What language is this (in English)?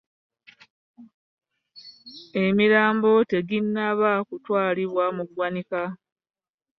Ganda